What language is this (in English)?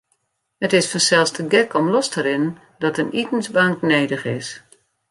Western Frisian